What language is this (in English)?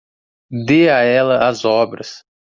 Portuguese